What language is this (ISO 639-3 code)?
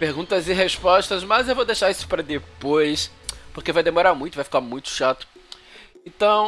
por